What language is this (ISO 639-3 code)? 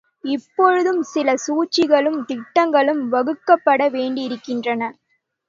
tam